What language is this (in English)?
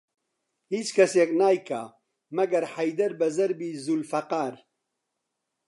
Central Kurdish